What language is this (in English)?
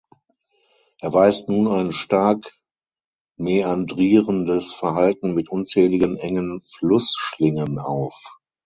German